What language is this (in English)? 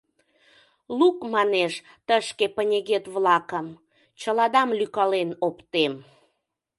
Mari